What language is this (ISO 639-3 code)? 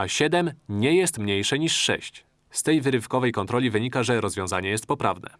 pol